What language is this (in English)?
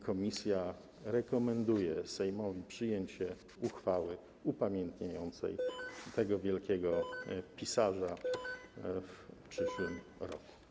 Polish